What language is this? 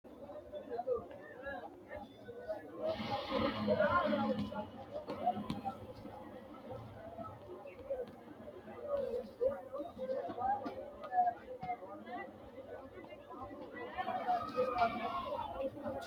Sidamo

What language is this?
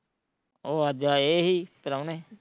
Punjabi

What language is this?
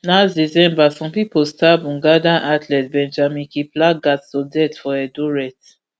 Nigerian Pidgin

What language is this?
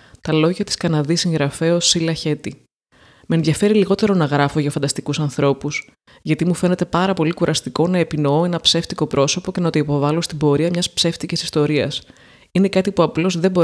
Greek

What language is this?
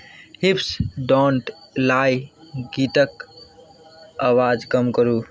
Maithili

